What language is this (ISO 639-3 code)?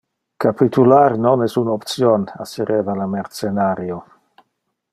ina